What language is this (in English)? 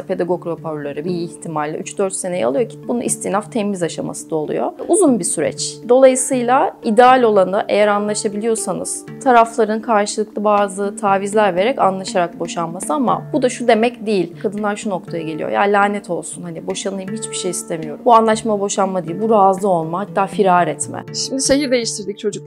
Turkish